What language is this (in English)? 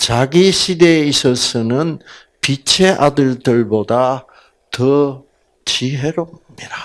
Korean